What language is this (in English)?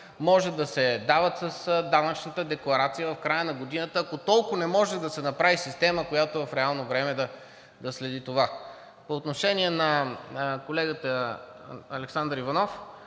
Bulgarian